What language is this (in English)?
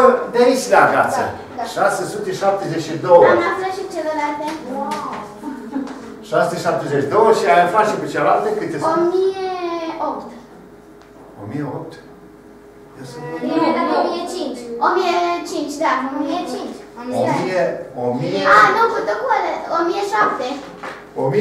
Romanian